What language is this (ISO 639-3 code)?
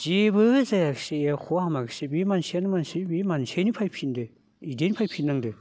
brx